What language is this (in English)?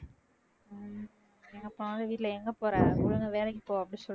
Tamil